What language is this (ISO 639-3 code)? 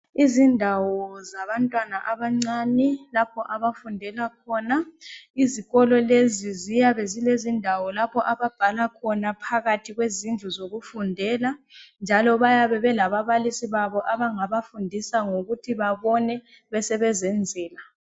nde